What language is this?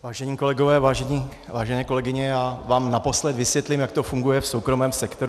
Czech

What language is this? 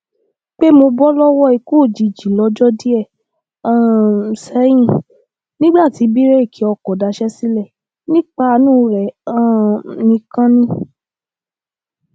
Yoruba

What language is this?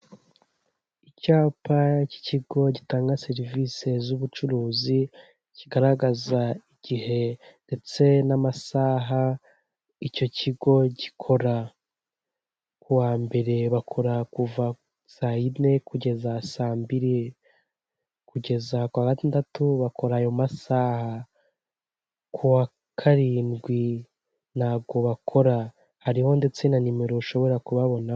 Kinyarwanda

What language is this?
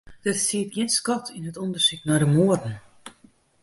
Western Frisian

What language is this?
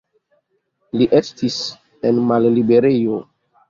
Esperanto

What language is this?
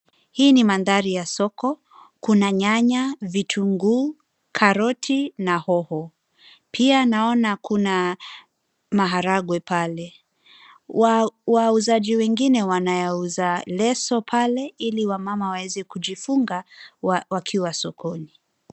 Swahili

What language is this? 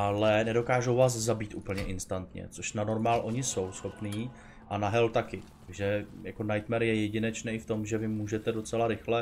Czech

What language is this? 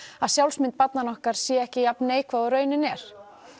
Icelandic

